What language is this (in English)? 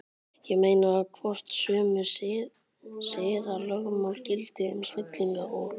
Icelandic